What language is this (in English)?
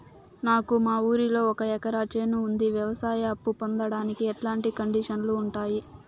Telugu